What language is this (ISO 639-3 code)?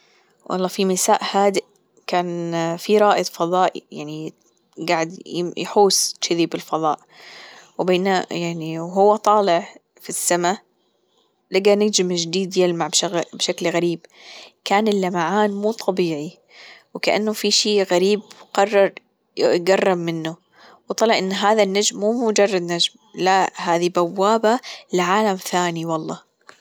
afb